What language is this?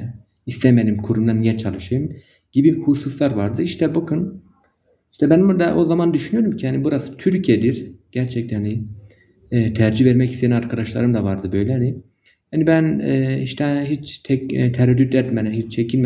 Turkish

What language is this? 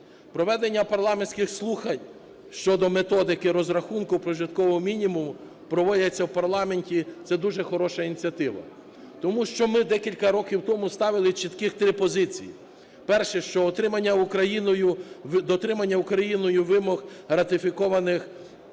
Ukrainian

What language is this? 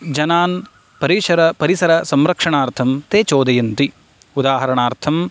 Sanskrit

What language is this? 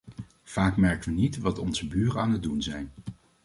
Dutch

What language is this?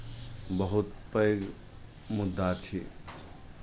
Maithili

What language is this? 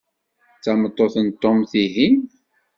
Kabyle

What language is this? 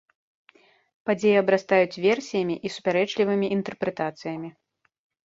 Belarusian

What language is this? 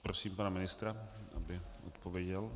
Czech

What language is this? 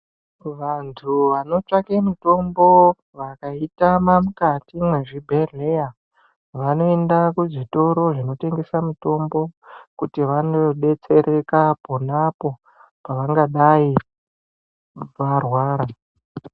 Ndau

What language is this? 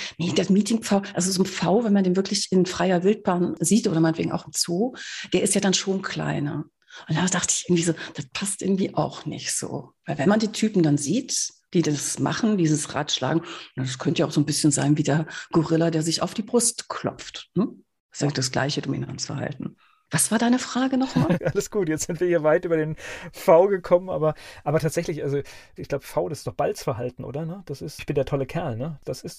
German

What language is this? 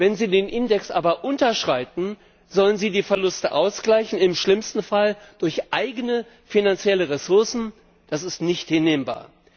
German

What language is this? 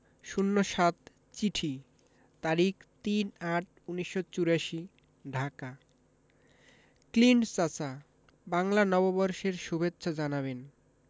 Bangla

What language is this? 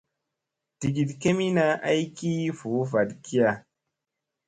Musey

